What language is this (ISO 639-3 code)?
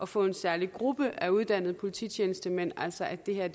dan